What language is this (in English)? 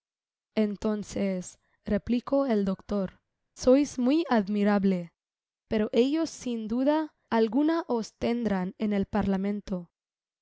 Spanish